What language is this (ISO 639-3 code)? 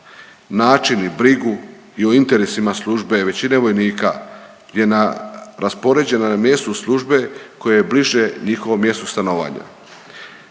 hrv